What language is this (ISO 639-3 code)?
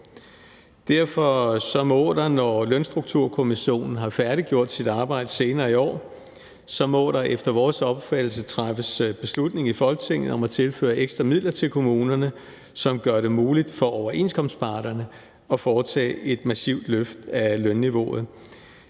dan